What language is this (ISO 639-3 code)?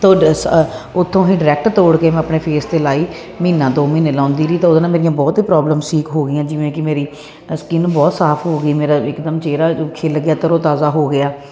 pan